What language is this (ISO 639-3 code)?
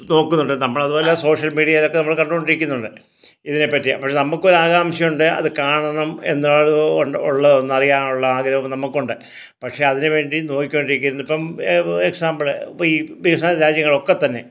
mal